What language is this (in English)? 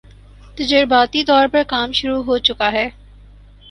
Urdu